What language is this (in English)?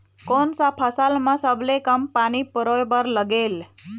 Chhattisgarhi